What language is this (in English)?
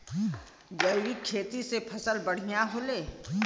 Bhojpuri